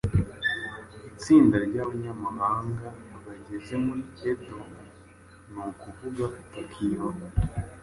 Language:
Kinyarwanda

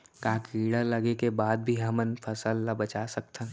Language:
Chhattisgarhi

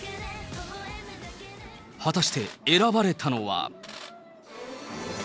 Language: Japanese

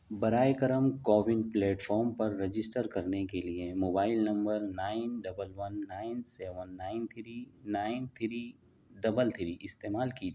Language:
Urdu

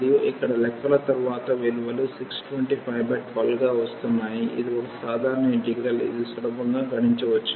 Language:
Telugu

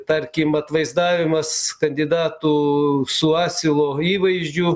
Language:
Lithuanian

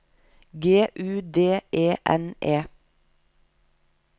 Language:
Norwegian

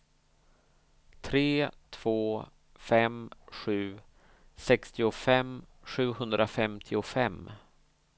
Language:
Swedish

